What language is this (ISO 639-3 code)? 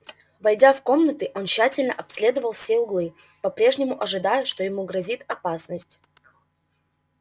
rus